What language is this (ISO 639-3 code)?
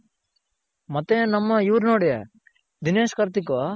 kan